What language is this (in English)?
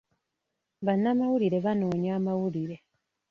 Ganda